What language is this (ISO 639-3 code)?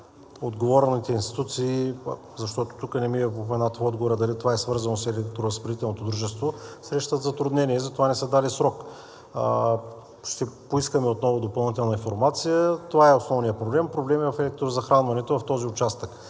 bul